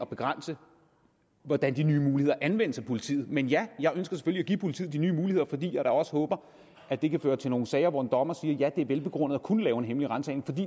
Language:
Danish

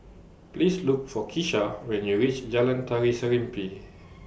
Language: English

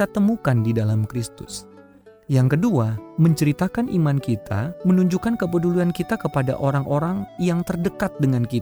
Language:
Indonesian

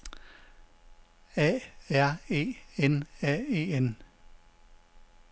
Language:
Danish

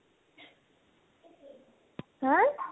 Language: Assamese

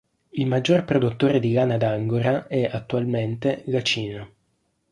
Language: Italian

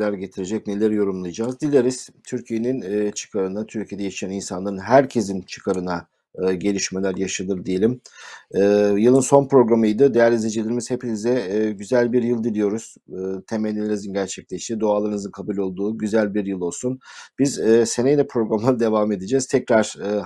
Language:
Turkish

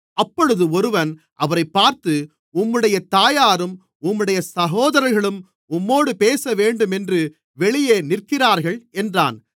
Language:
Tamil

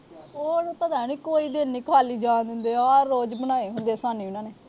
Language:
Punjabi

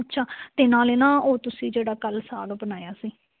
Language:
Punjabi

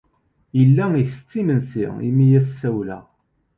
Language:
Kabyle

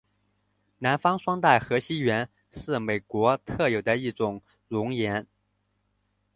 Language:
Chinese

